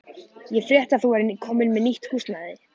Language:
Icelandic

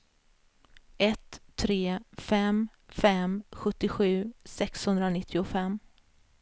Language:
Swedish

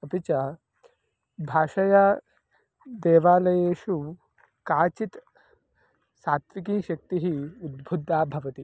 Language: Sanskrit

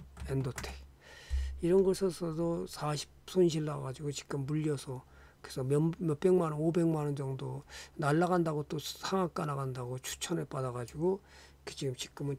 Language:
Korean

